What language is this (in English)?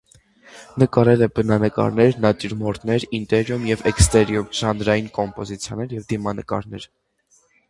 Armenian